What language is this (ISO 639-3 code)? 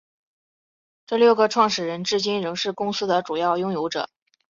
zho